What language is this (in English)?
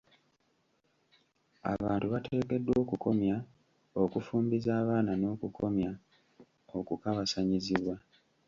Ganda